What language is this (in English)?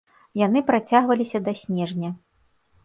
Belarusian